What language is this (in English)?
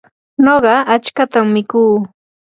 Yanahuanca Pasco Quechua